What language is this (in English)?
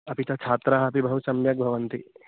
Sanskrit